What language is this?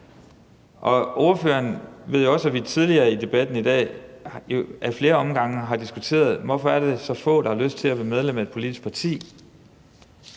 Danish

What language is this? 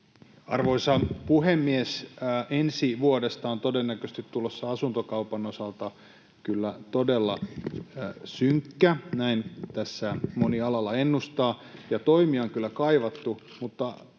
Finnish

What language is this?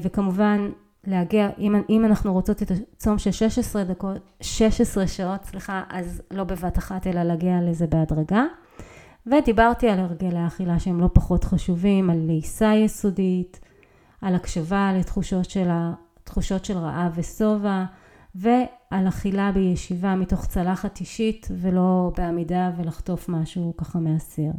Hebrew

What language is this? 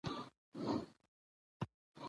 Pashto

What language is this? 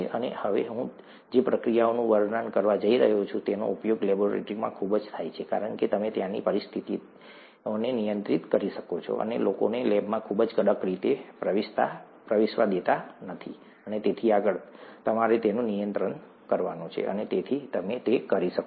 Gujarati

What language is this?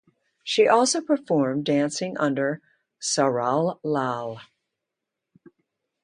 English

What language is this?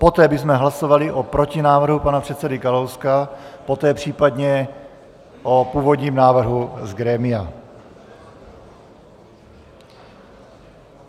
Czech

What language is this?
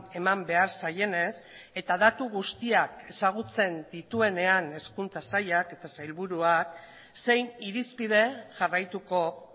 Basque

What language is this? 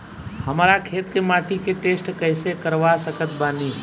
Bhojpuri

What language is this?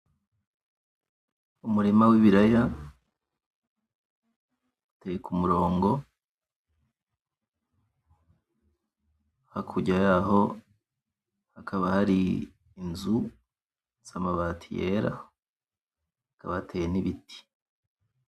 Rundi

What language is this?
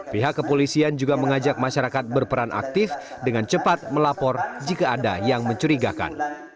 Indonesian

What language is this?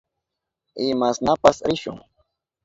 Southern Pastaza Quechua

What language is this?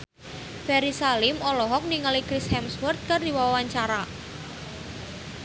Sundanese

